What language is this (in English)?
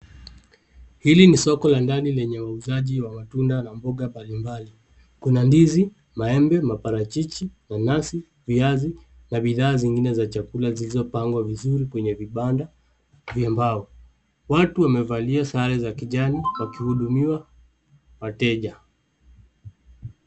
Swahili